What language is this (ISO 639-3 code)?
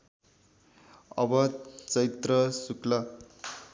nep